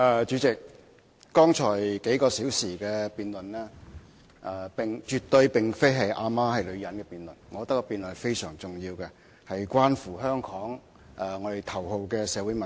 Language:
Cantonese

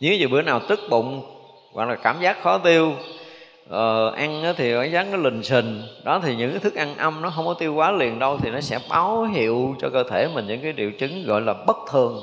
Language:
Vietnamese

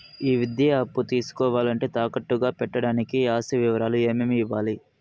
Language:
Telugu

